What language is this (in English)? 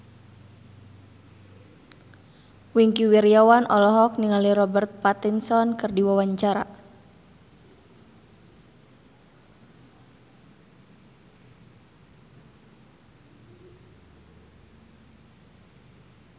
Sundanese